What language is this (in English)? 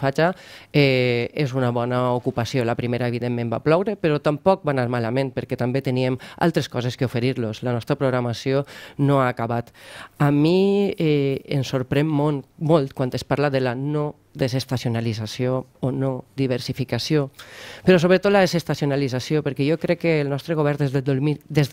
Spanish